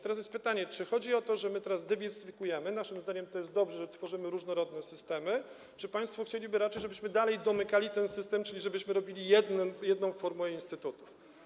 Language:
Polish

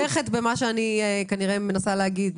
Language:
Hebrew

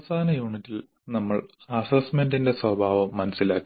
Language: Malayalam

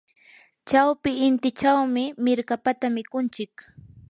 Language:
Yanahuanca Pasco Quechua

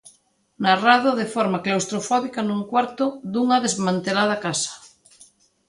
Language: Galician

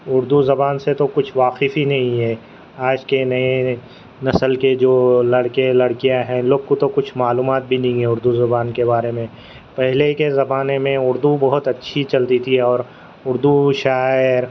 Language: Urdu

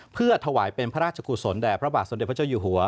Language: Thai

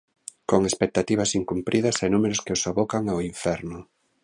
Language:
Galician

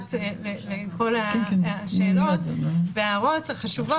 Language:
Hebrew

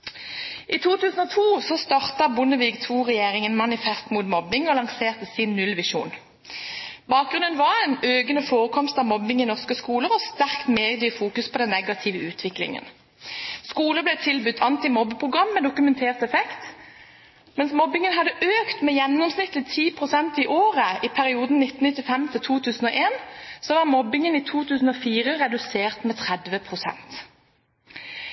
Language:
Norwegian Bokmål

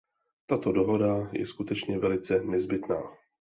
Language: Czech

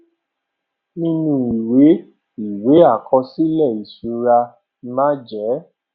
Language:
Yoruba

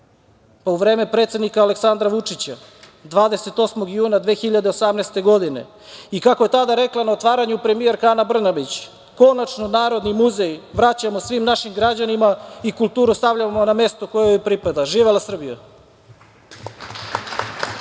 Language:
Serbian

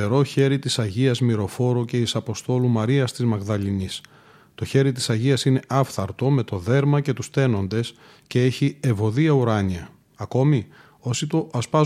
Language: Greek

